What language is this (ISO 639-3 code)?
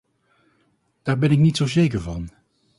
nld